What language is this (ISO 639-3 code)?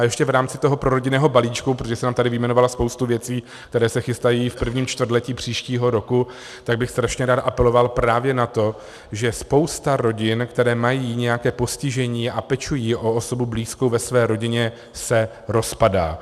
ces